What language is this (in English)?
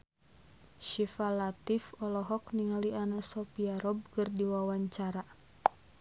Sundanese